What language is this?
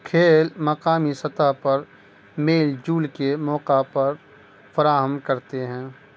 Urdu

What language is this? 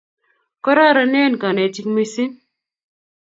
Kalenjin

